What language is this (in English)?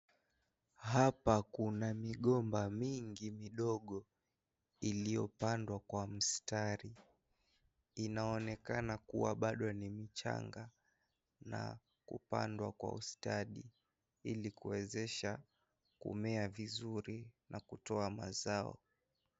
Swahili